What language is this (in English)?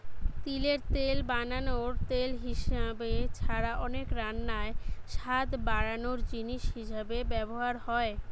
Bangla